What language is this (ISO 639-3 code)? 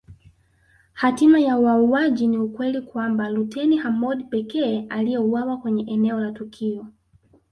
swa